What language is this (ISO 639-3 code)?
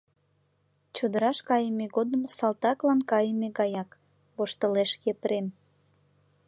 chm